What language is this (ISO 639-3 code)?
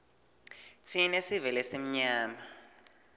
ssw